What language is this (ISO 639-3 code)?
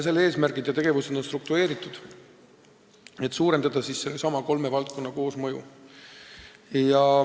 est